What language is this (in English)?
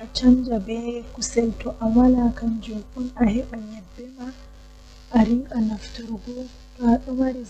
Western Niger Fulfulde